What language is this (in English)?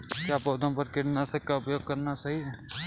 Hindi